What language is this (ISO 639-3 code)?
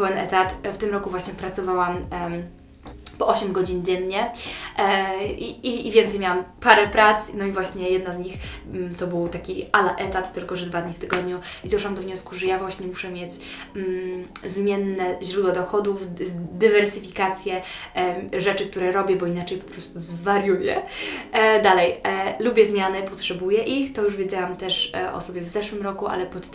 pol